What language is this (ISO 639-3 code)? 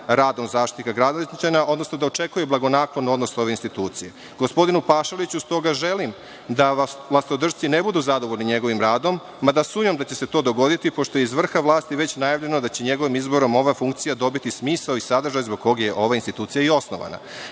srp